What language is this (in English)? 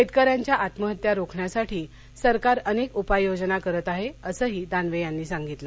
Marathi